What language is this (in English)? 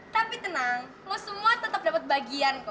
Indonesian